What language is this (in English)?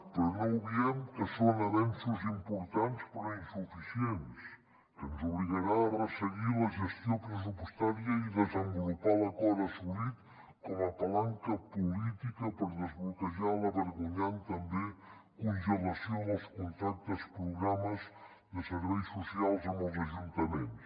Catalan